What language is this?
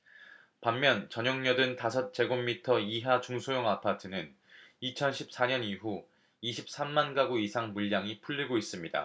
Korean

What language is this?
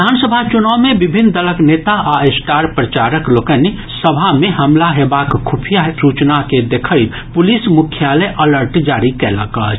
Maithili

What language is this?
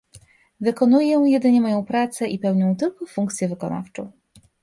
Polish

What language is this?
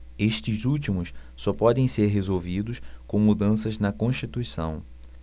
Portuguese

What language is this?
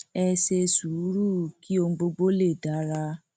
Yoruba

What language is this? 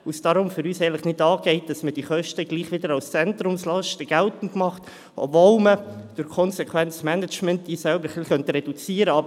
Swiss German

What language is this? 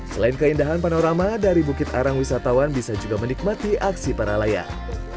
Indonesian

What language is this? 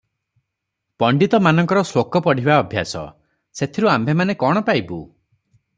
Odia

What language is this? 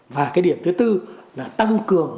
Vietnamese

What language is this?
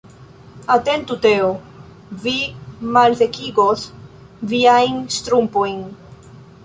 Esperanto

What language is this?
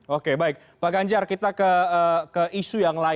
Indonesian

